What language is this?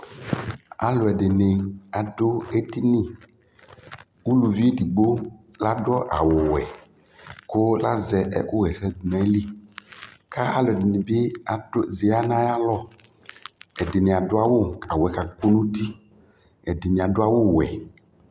Ikposo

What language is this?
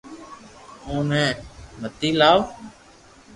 Loarki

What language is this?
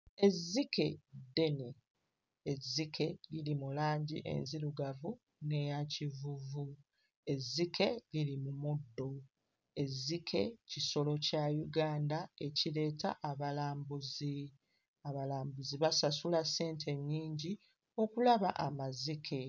Ganda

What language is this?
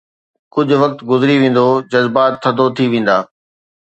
Sindhi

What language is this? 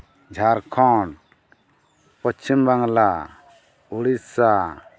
Santali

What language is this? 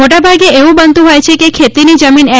Gujarati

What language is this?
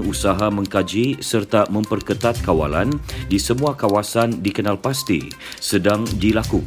Malay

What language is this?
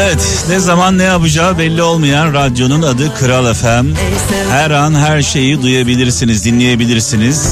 Turkish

